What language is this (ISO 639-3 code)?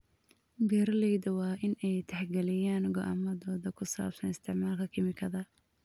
som